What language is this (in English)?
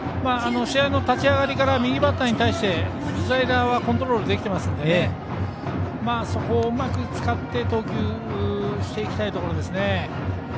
Japanese